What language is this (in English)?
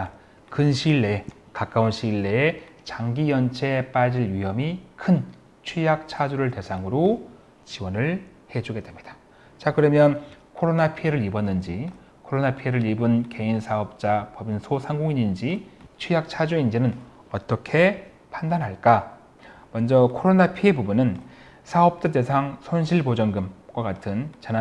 Korean